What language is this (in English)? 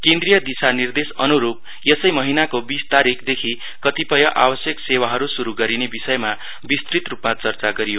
Nepali